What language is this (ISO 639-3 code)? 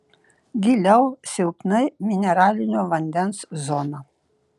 lit